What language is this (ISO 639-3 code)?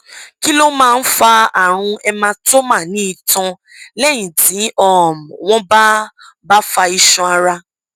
yor